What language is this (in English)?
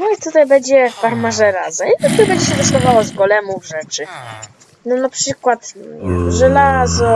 Polish